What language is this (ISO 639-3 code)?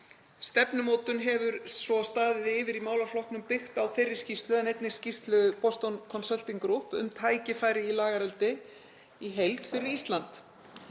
isl